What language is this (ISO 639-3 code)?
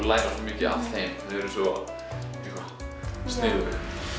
isl